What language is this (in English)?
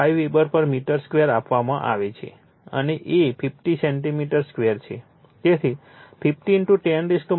Gujarati